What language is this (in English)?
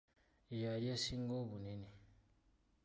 Ganda